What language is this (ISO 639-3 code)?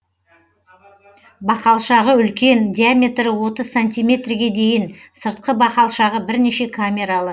kaz